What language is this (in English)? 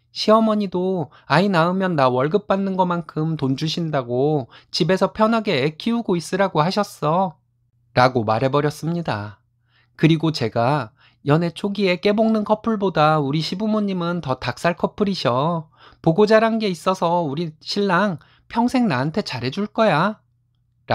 Korean